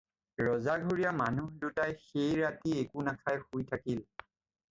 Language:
Assamese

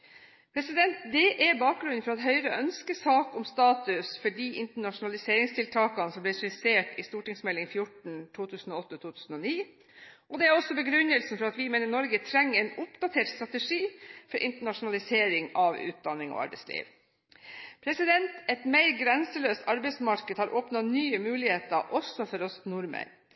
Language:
Norwegian Bokmål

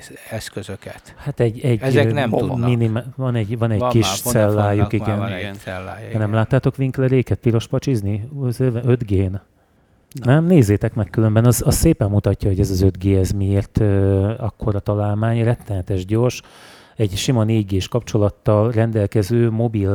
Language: Hungarian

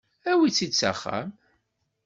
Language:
Kabyle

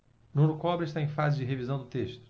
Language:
Portuguese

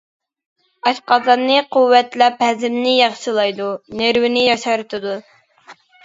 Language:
Uyghur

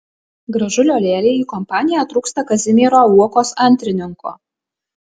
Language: Lithuanian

